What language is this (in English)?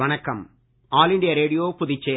Tamil